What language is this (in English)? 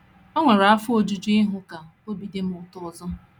Igbo